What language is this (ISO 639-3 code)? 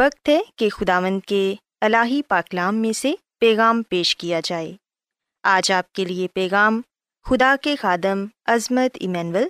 urd